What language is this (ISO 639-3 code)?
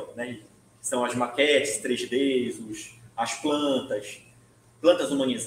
por